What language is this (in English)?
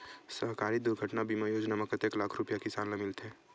Chhattisgarhi